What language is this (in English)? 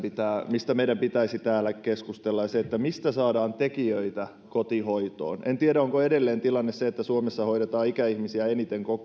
Finnish